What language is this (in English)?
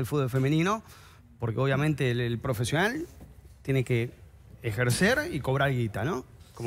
Spanish